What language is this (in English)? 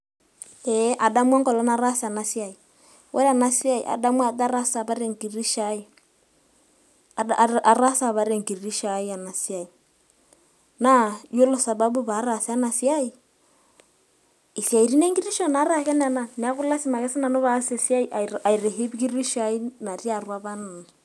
Masai